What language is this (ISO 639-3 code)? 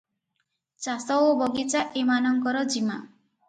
ori